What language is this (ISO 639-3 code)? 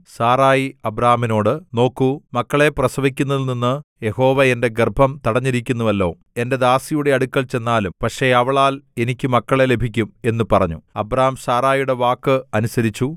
mal